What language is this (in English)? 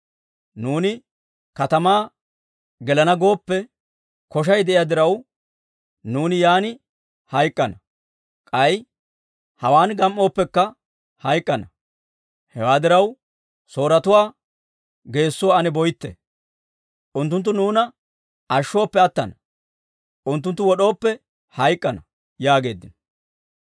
Dawro